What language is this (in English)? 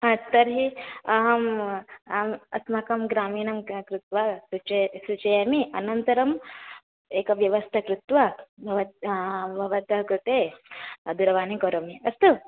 Sanskrit